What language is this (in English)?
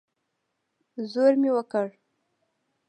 Pashto